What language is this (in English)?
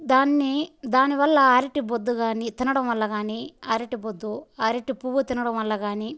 Telugu